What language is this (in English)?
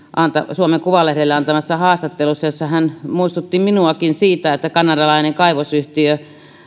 Finnish